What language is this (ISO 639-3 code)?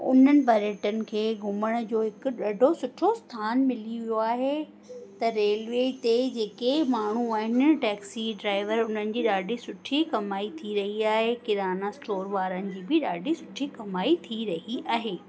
snd